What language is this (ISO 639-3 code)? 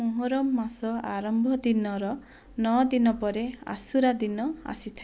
ori